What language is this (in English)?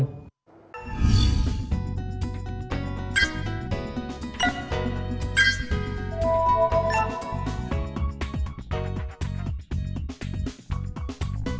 Vietnamese